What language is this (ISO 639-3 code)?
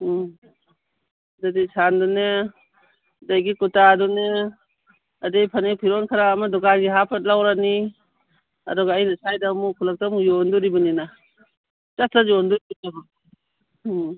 mni